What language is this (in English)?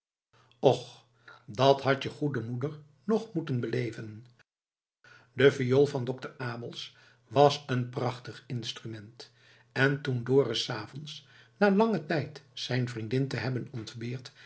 Dutch